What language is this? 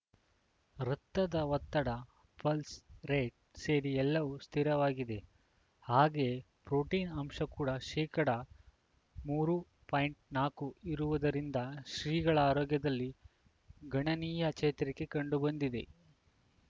Kannada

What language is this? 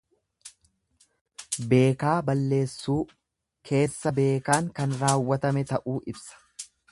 Oromo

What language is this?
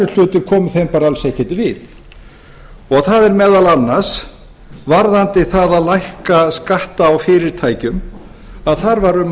Icelandic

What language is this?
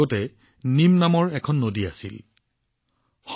Assamese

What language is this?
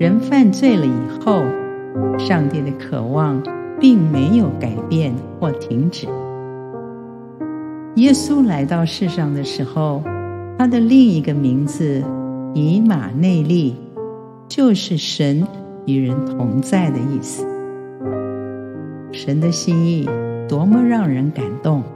Chinese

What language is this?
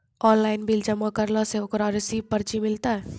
Maithili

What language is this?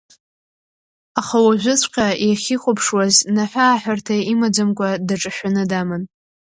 Abkhazian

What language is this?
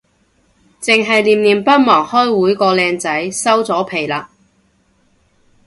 Cantonese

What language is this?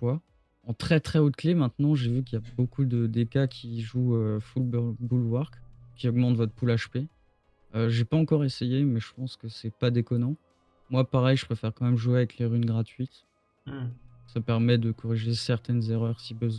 French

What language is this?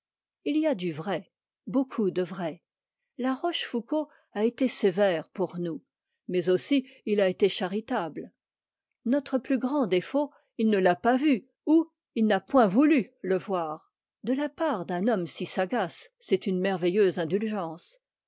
French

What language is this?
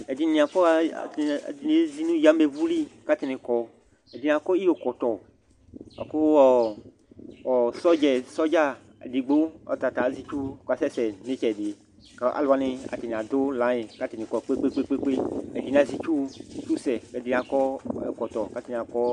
Ikposo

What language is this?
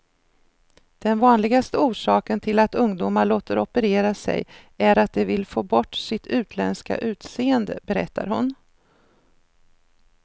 Swedish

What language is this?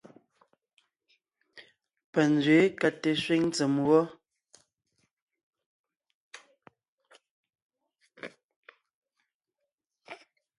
Ngiemboon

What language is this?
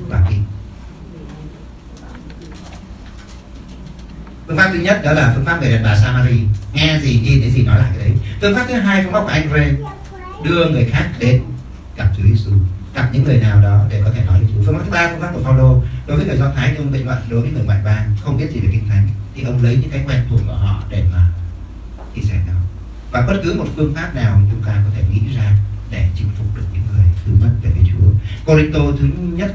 Vietnamese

